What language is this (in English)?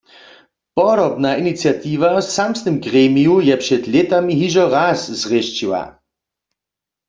Upper Sorbian